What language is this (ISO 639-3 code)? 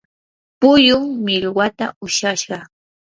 qur